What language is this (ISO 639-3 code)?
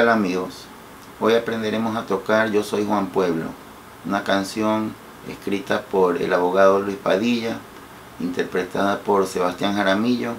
spa